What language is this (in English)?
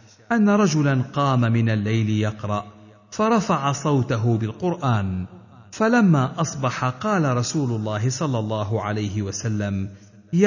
Arabic